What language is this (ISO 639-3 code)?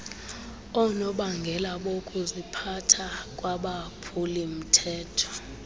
xho